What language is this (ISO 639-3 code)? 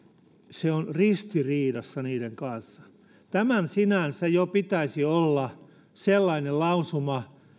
fin